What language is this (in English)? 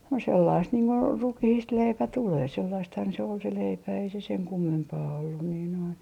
Finnish